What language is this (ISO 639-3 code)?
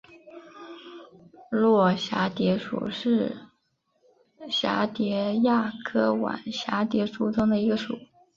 zho